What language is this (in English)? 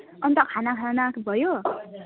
Nepali